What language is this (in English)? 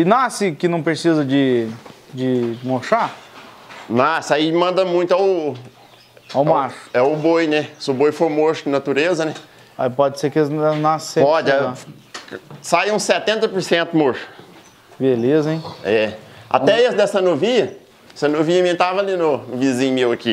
Portuguese